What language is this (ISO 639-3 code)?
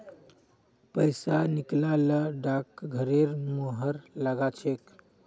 mag